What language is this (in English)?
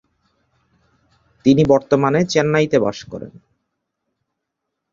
Bangla